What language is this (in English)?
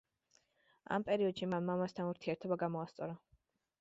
Georgian